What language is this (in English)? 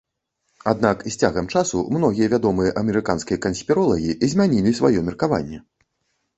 Belarusian